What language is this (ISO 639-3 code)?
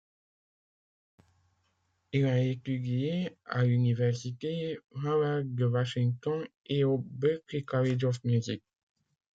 fra